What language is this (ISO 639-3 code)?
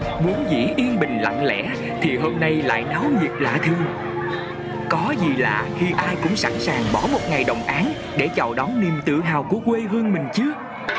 vie